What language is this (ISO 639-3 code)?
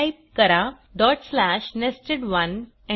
mar